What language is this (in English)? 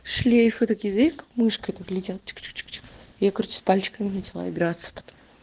Russian